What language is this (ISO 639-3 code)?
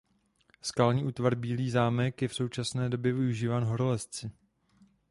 ces